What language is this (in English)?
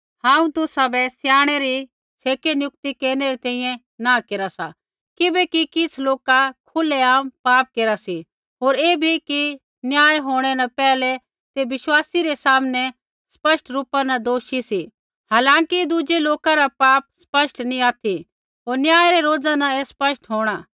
Kullu Pahari